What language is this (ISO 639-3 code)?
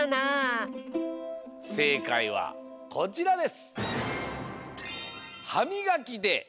jpn